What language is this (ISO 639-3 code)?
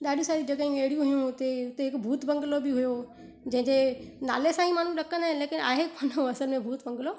snd